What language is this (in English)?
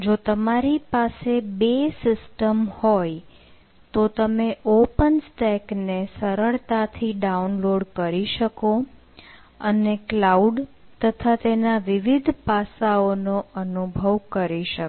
Gujarati